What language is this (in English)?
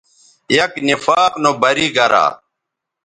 Bateri